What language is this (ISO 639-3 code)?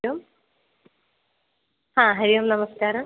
san